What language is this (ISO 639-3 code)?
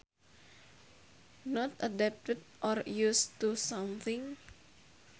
sun